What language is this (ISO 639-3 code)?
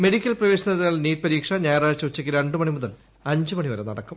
mal